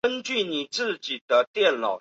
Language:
Chinese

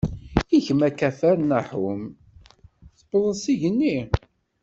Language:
Kabyle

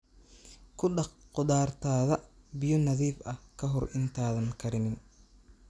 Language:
Somali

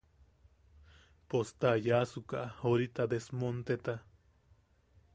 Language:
Yaqui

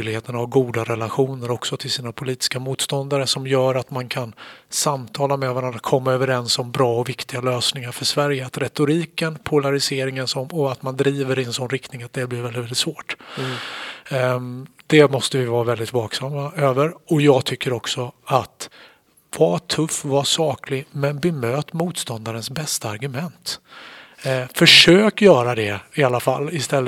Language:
Swedish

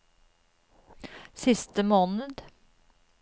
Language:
Norwegian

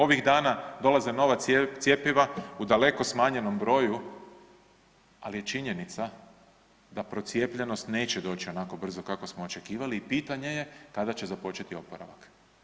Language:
Croatian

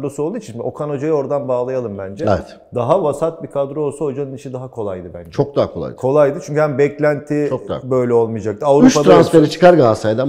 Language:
Turkish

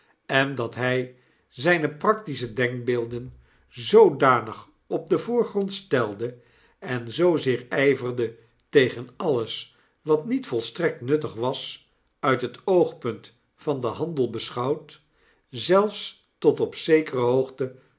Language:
Dutch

